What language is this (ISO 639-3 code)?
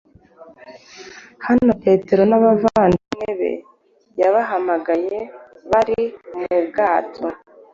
kin